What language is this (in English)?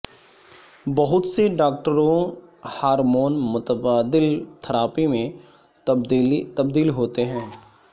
Urdu